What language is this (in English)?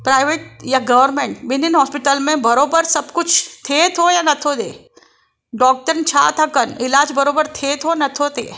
Sindhi